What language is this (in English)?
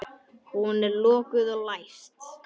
Icelandic